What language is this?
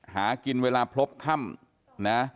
Thai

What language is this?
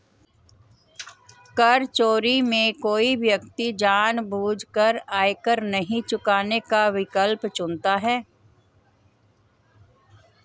Hindi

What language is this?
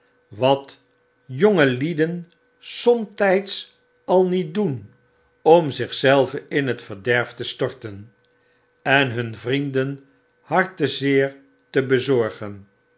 Dutch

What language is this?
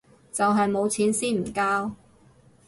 Cantonese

